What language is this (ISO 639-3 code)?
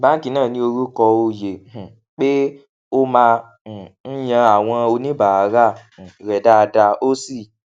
yor